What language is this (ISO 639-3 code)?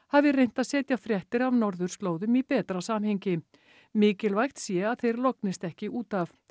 isl